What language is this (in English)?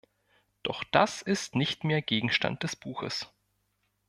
German